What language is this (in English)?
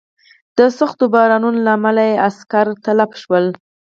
Pashto